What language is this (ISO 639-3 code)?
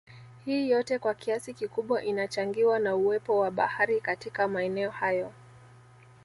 swa